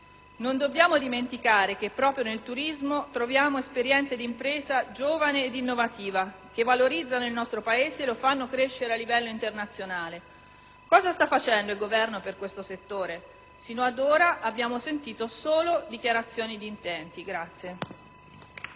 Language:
Italian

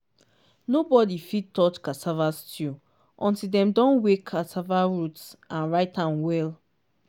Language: Nigerian Pidgin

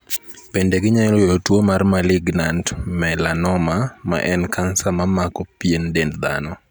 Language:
Luo (Kenya and Tanzania)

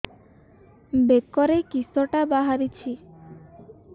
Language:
Odia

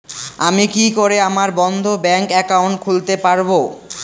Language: Bangla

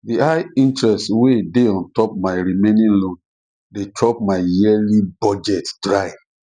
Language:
Nigerian Pidgin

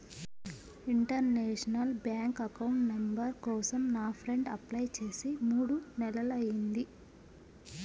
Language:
Telugu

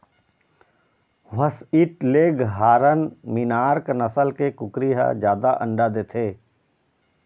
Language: Chhattisgarhi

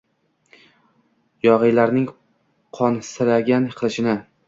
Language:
Uzbek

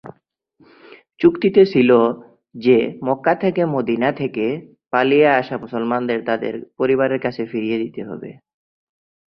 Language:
Bangla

